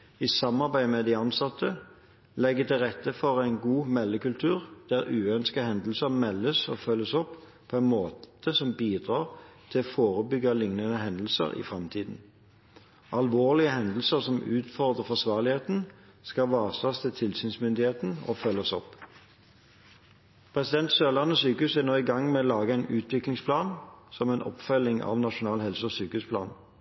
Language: Norwegian Bokmål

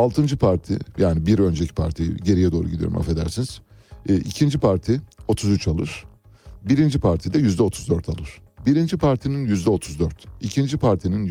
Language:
Turkish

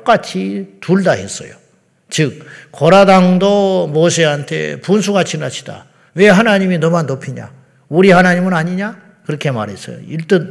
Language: Korean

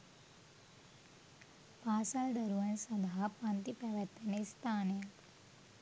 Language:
Sinhala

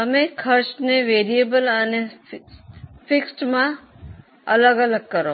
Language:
Gujarati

